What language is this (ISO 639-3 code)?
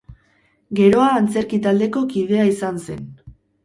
eus